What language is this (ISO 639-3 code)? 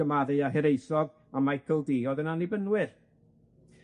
cym